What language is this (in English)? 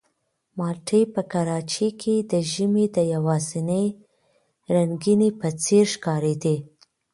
Pashto